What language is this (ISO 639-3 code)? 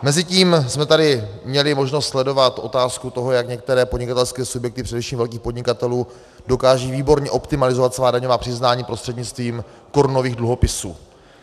ces